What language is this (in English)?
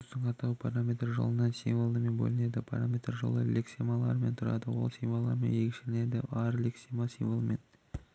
Kazakh